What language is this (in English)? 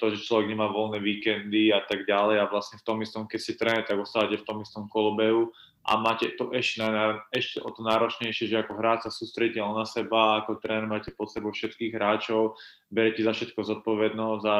Slovak